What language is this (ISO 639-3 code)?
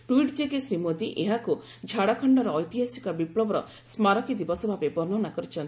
ori